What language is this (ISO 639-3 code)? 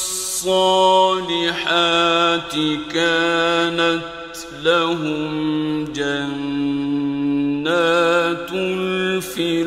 ara